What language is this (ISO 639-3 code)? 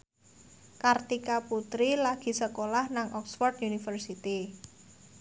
jav